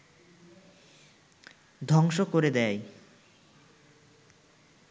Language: Bangla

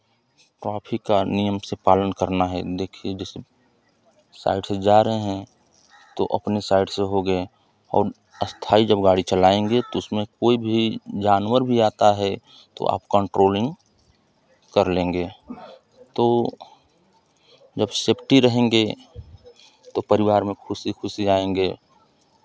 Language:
Hindi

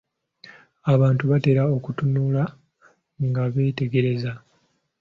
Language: Ganda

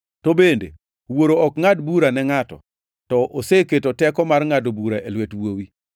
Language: Luo (Kenya and Tanzania)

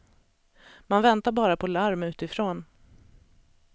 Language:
Swedish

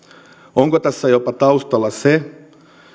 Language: Finnish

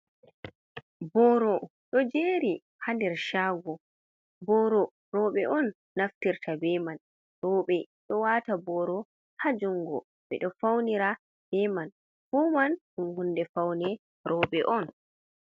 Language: Fula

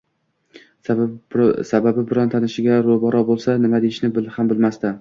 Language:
Uzbek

